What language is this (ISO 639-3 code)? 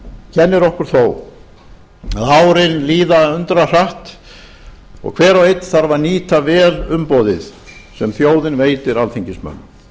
isl